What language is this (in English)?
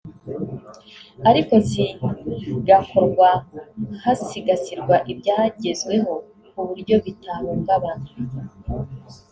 Kinyarwanda